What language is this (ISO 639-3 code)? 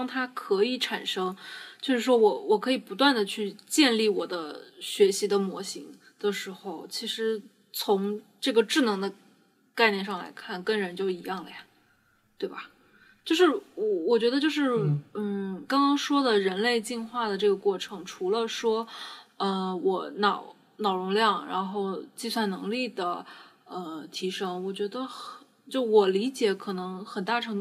zho